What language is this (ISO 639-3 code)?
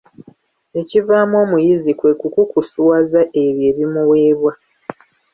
lug